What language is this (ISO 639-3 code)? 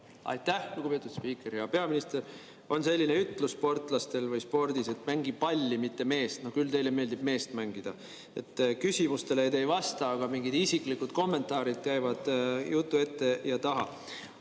est